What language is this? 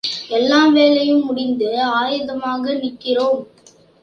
Tamil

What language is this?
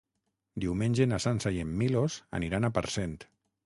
Catalan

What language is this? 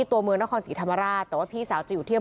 Thai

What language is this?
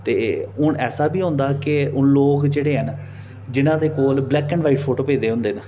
Dogri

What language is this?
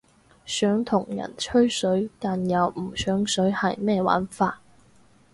Cantonese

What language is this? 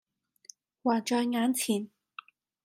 Cantonese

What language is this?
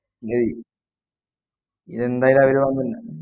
Malayalam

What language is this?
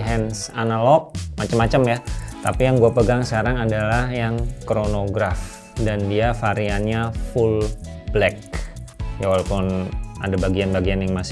Indonesian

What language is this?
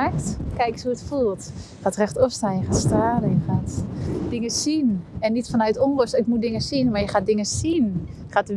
Dutch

